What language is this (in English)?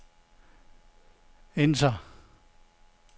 Danish